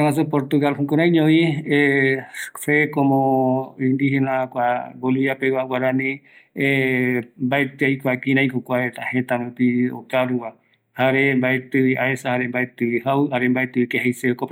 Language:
Eastern Bolivian Guaraní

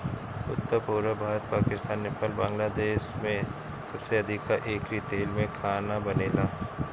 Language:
Bhojpuri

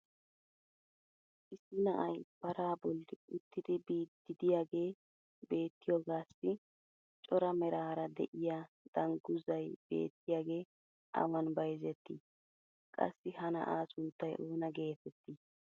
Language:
Wolaytta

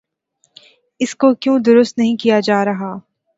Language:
Urdu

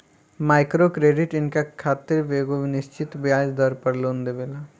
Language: Bhojpuri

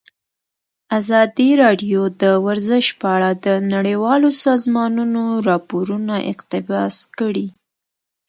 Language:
Pashto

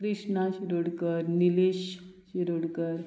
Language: Konkani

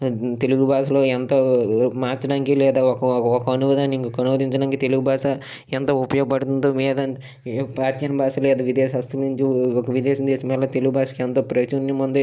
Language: Telugu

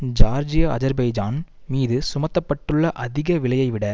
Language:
Tamil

